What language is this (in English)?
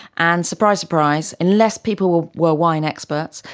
English